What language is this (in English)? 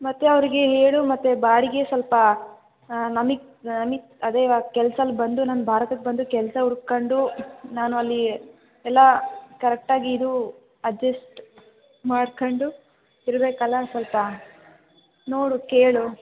Kannada